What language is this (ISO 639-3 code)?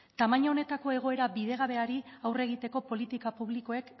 eus